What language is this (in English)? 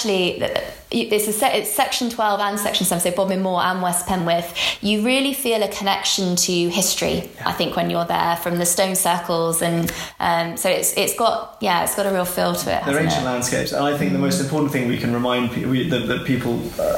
English